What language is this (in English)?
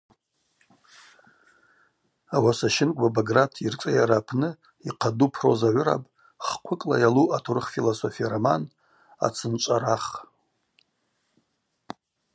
Abaza